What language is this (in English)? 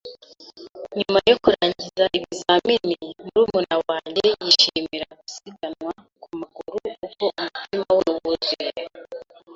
Kinyarwanda